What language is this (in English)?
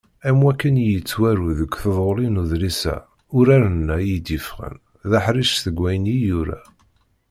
Kabyle